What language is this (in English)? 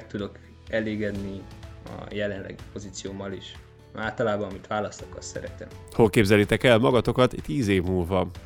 Hungarian